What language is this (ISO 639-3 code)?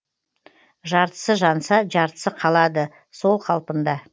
kaz